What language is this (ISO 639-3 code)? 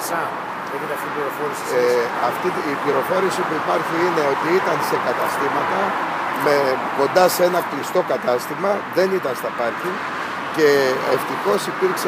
ell